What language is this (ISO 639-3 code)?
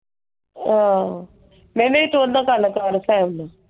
pan